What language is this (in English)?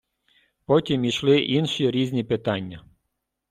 Ukrainian